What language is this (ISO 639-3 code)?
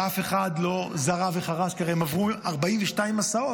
heb